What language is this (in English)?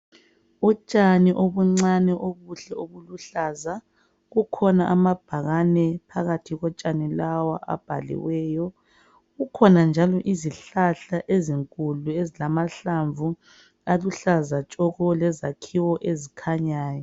North Ndebele